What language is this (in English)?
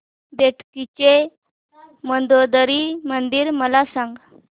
Marathi